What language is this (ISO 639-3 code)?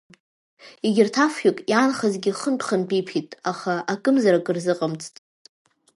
abk